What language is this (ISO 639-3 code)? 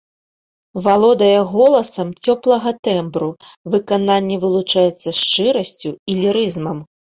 bel